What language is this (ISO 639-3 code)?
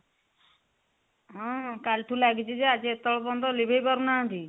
ori